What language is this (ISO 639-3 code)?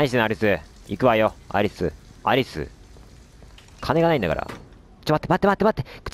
jpn